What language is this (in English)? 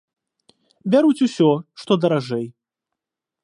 Belarusian